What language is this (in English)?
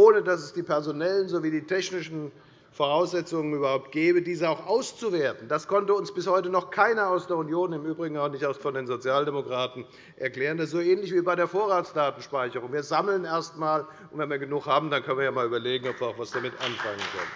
German